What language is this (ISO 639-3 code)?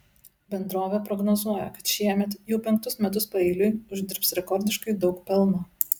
lit